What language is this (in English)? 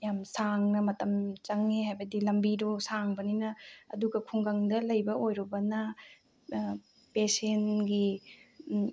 Manipuri